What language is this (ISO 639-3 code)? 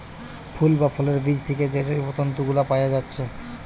ben